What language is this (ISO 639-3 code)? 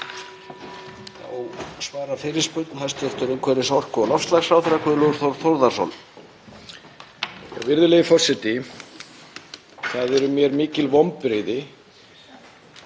isl